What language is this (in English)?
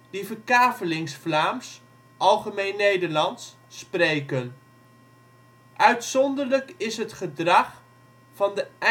Dutch